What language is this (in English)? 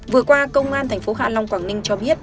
Vietnamese